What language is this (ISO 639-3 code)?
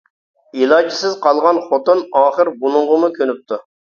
uig